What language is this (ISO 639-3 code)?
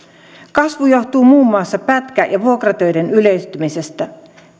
fin